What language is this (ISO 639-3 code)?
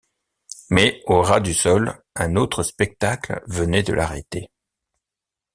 fra